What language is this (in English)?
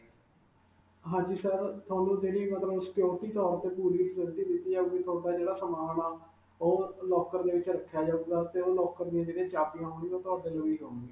Punjabi